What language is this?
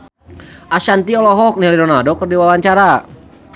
Sundanese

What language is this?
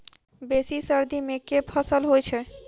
Maithili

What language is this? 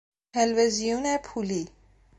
Persian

